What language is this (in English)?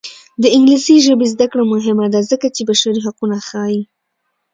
Pashto